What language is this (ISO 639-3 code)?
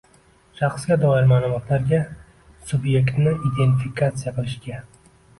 uzb